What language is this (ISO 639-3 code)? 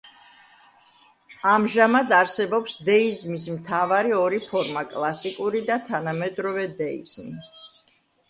kat